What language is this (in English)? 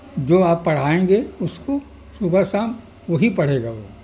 Urdu